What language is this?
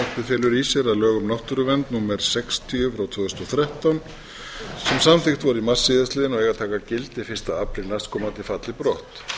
Icelandic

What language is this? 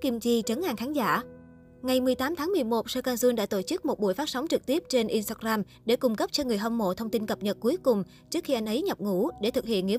Vietnamese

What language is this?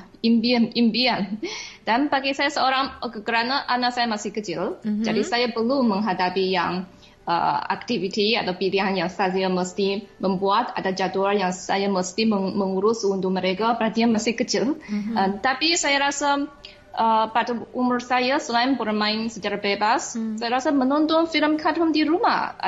Malay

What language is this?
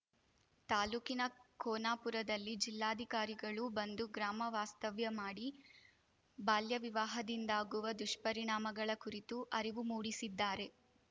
Kannada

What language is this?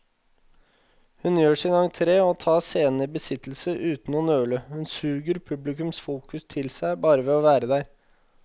Norwegian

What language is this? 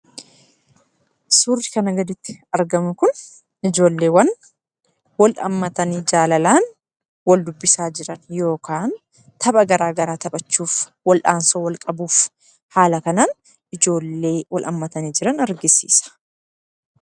Oromo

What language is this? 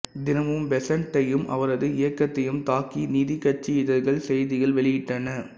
Tamil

